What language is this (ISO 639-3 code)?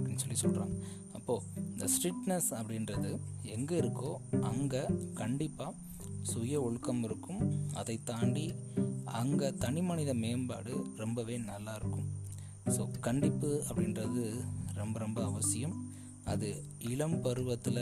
tam